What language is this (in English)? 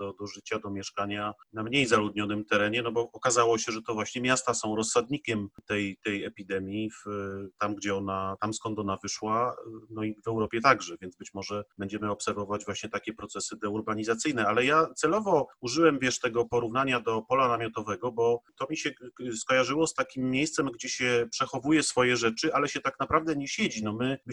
Polish